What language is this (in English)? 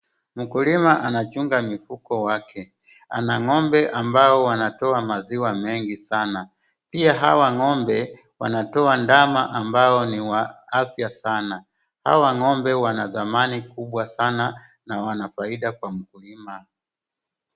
Swahili